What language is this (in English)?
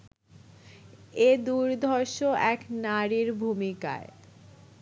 Bangla